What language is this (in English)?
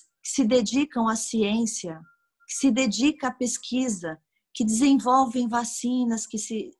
Portuguese